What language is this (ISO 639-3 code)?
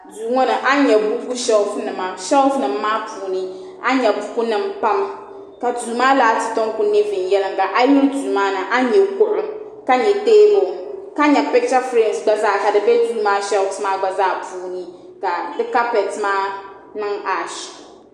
dag